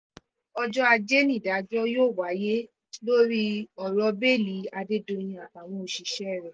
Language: Yoruba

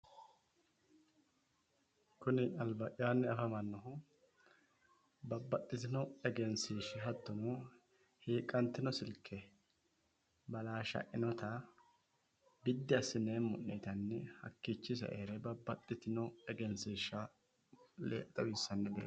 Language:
Sidamo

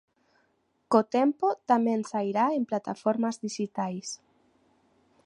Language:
Galician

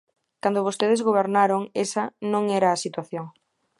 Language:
Galician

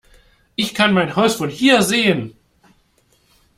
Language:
German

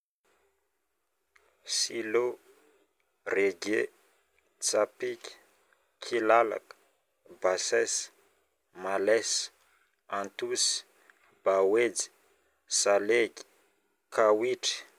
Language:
Northern Betsimisaraka Malagasy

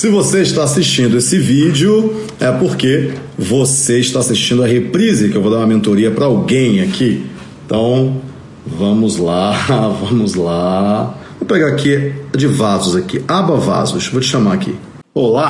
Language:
Portuguese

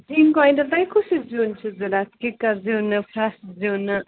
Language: Kashmiri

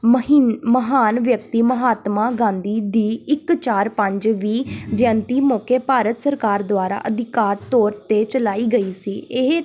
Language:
Punjabi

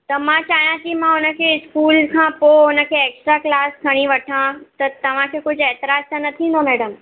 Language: Sindhi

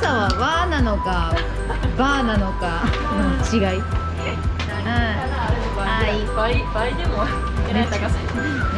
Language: Japanese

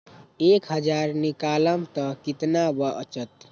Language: Magahi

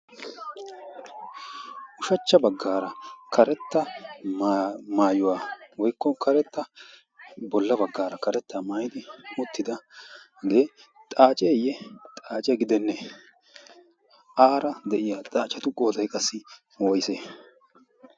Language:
Wolaytta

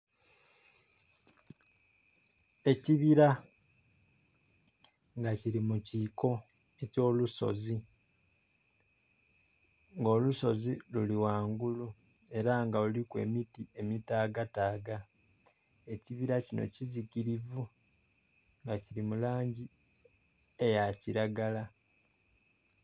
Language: Soga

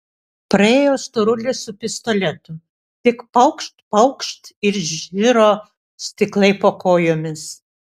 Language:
Lithuanian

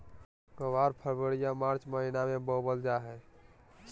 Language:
Magahi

